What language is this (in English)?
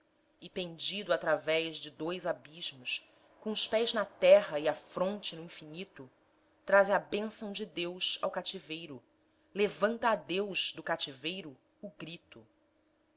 Portuguese